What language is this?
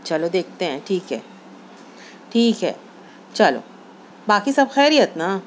Urdu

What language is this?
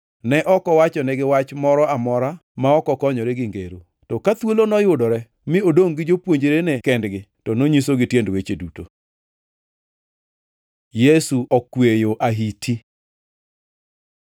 Luo (Kenya and Tanzania)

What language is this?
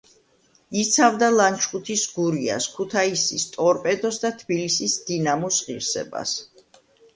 Georgian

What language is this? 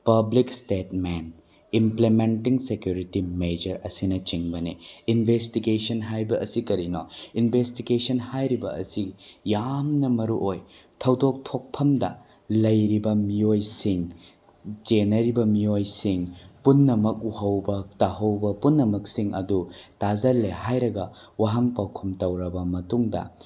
Manipuri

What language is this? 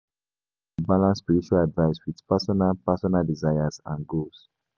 Nigerian Pidgin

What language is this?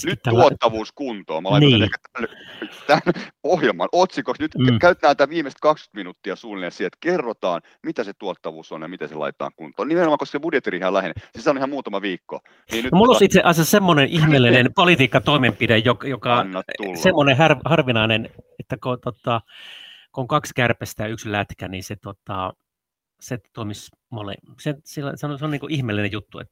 Finnish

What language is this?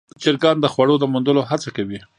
Pashto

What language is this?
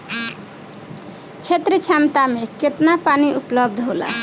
Bhojpuri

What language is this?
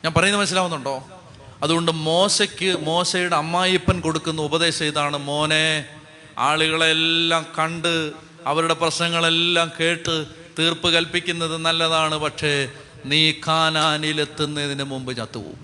Malayalam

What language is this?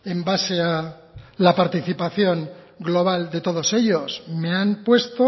Spanish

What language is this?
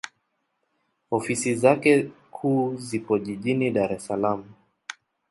Swahili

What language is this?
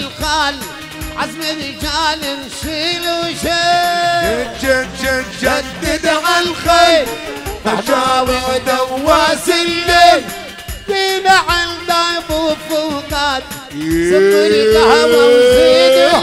Arabic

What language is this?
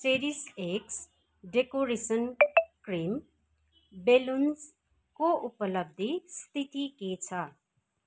Nepali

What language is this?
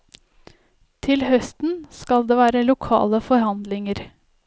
Norwegian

